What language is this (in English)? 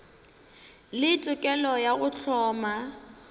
Northern Sotho